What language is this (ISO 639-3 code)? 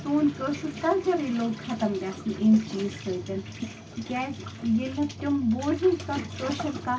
kas